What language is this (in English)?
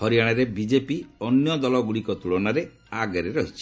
Odia